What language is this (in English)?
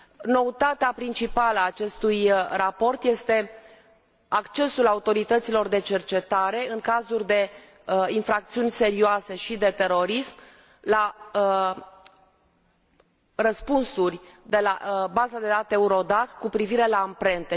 Romanian